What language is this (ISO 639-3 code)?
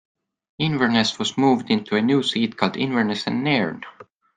eng